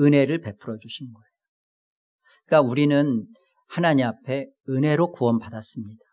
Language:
Korean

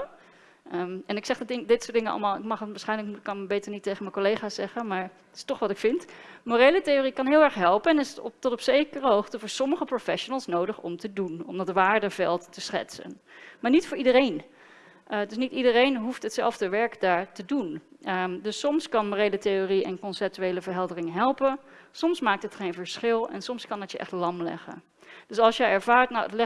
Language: Dutch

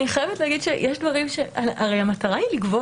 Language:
Hebrew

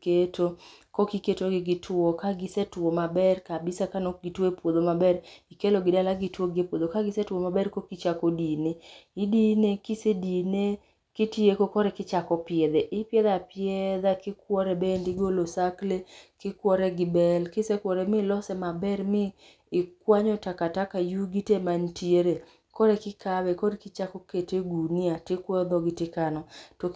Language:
Luo (Kenya and Tanzania)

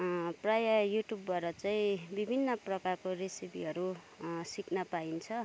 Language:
Nepali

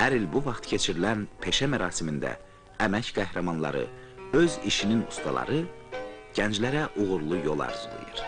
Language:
Turkish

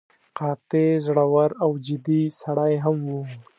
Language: Pashto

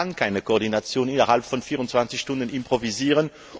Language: German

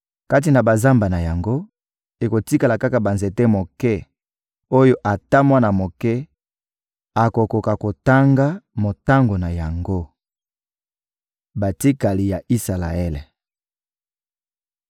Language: Lingala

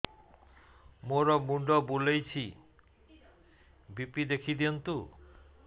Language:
Odia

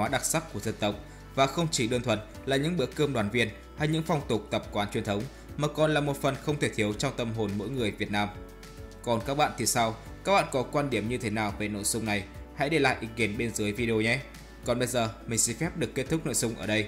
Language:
Vietnamese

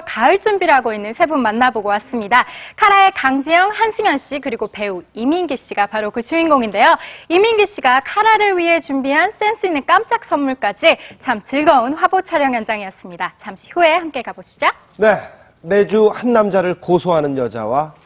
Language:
Korean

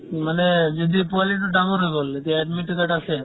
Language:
Assamese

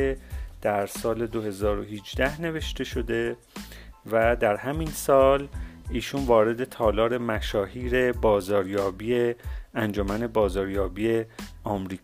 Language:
Persian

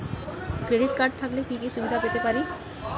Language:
Bangla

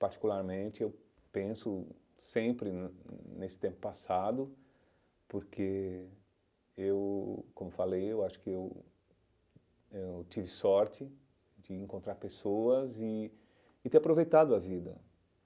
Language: Portuguese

